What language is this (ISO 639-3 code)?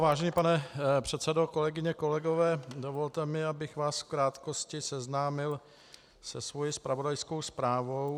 ces